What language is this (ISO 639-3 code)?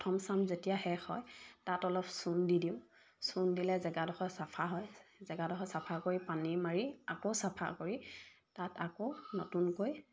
asm